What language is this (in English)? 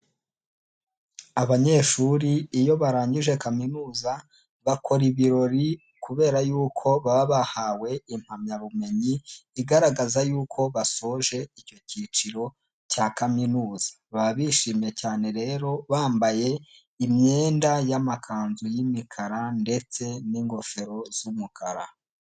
Kinyarwanda